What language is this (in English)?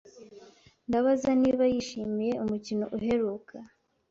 Kinyarwanda